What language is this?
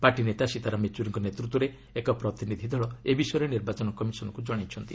Odia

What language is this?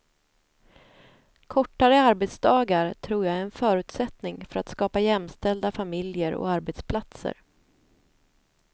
Swedish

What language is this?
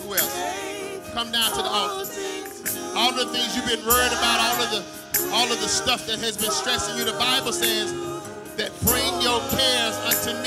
English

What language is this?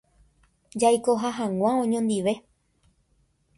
Guarani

